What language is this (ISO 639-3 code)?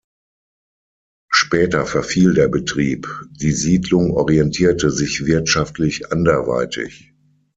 deu